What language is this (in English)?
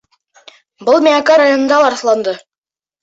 Bashkir